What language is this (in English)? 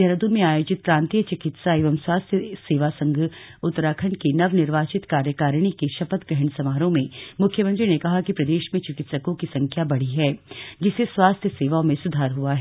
Hindi